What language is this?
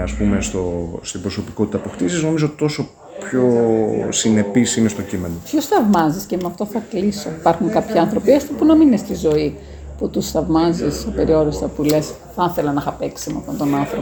Greek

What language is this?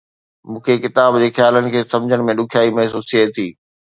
Sindhi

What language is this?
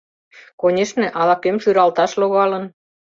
Mari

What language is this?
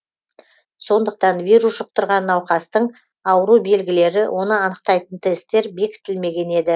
Kazakh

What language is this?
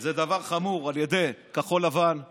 Hebrew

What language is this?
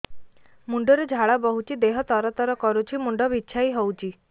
Odia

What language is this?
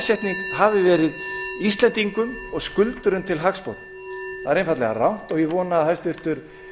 Icelandic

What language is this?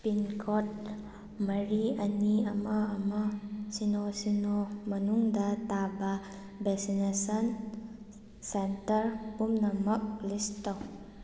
Manipuri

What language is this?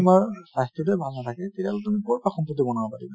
Assamese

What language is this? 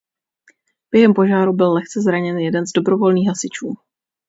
Czech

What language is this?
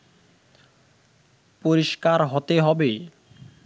Bangla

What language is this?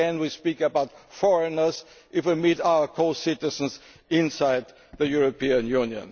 English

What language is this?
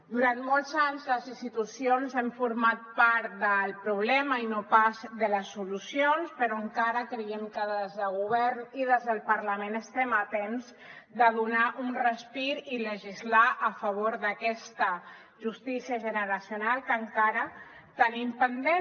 Catalan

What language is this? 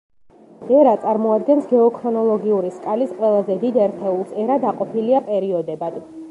Georgian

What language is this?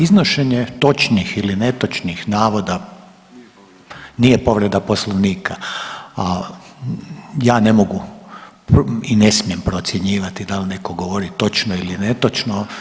Croatian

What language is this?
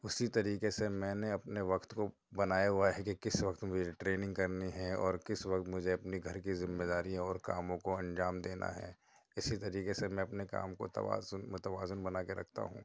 Urdu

